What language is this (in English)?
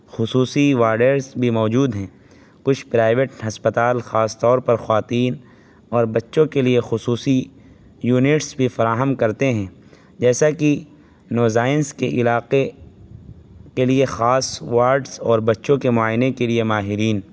Urdu